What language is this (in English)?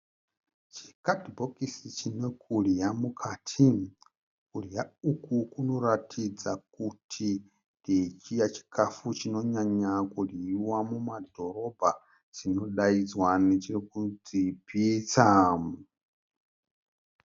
Shona